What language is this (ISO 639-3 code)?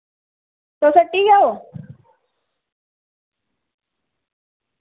doi